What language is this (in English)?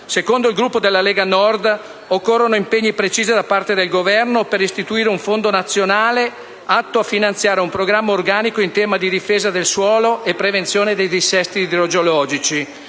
Italian